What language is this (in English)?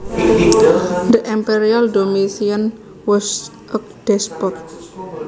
Javanese